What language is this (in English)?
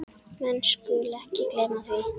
Icelandic